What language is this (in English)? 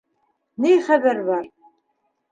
Bashkir